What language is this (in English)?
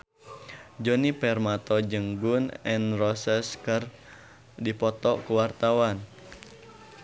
Sundanese